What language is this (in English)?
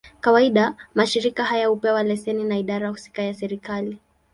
Swahili